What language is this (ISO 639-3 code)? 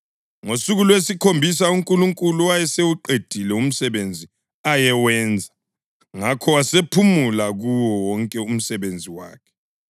nde